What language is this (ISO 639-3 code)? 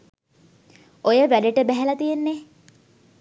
sin